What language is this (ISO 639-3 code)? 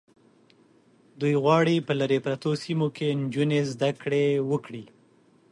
pus